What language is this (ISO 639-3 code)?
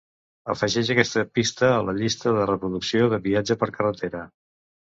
cat